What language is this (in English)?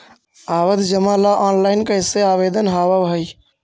Magahi